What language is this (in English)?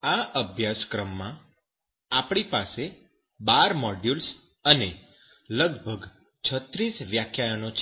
Gujarati